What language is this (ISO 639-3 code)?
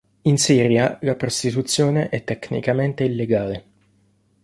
ita